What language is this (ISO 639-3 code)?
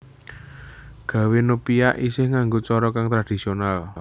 jav